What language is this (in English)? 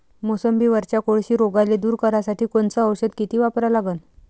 Marathi